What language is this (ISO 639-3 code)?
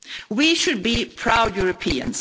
eng